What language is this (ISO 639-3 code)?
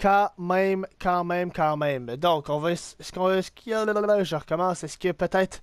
fra